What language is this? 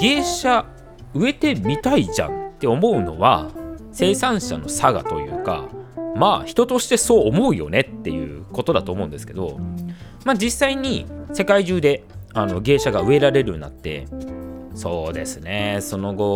Japanese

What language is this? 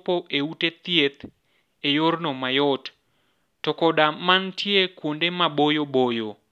Luo (Kenya and Tanzania)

